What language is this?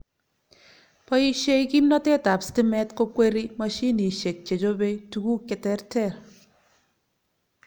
Kalenjin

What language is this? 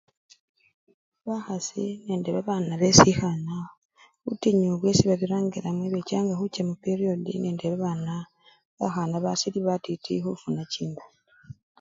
Luyia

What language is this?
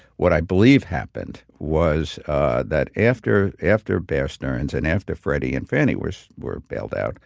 English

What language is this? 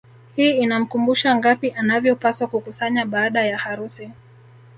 Swahili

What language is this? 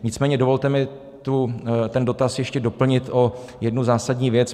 Czech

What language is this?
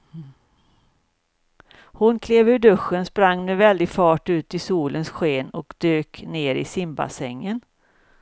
Swedish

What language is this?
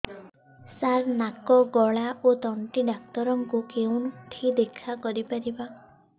Odia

